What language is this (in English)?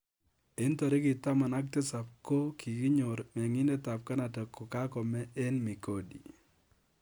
Kalenjin